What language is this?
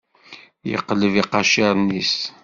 Kabyle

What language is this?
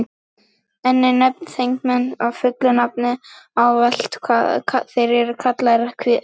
Icelandic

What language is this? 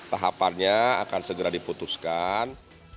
Indonesian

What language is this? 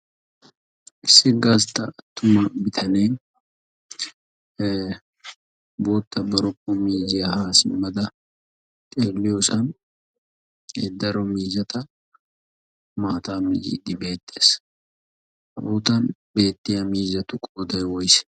Wolaytta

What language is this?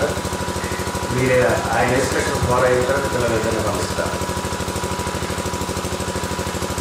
Greek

